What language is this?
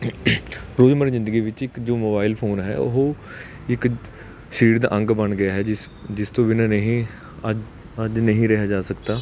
Punjabi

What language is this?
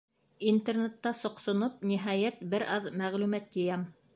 Bashkir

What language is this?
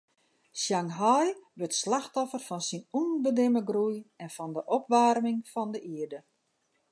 Western Frisian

